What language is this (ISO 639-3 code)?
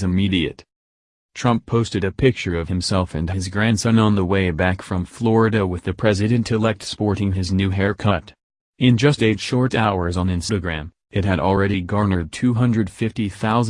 eng